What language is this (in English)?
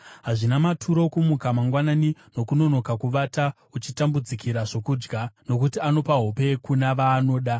Shona